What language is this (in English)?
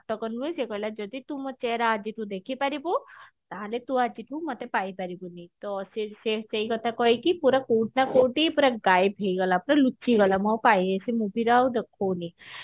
Odia